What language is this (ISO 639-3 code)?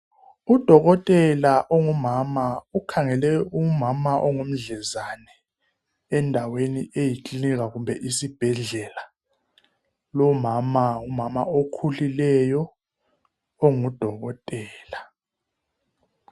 nde